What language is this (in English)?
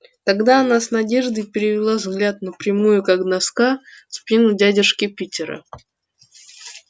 Russian